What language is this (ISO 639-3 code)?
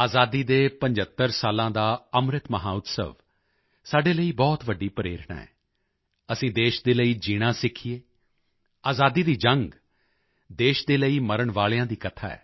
pan